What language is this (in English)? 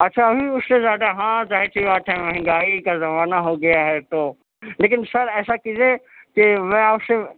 Urdu